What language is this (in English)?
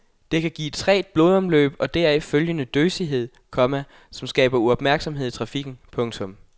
Danish